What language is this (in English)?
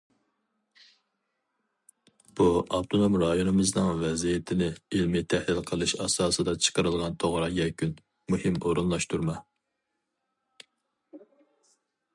Uyghur